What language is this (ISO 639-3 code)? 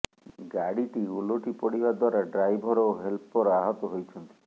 ori